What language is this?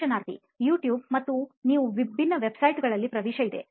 Kannada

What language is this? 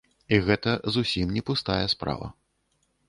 Belarusian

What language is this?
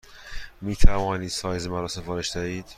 Persian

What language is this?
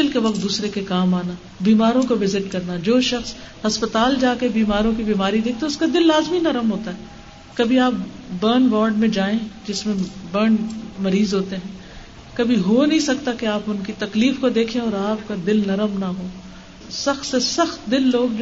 Urdu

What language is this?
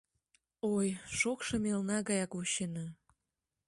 Mari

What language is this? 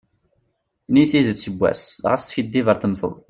Kabyle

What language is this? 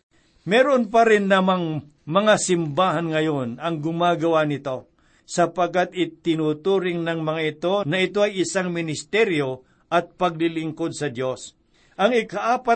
Filipino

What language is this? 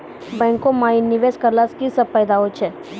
Maithili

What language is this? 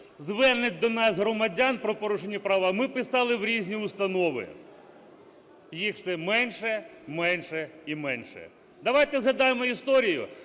Ukrainian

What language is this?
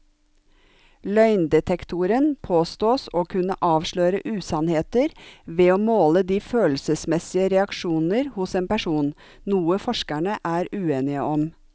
Norwegian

